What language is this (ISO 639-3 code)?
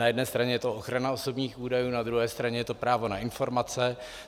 ces